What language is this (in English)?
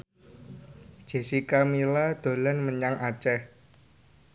Javanese